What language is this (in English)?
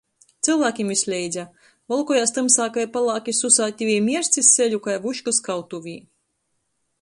Latgalian